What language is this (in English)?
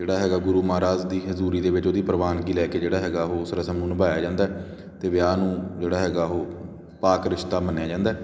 Punjabi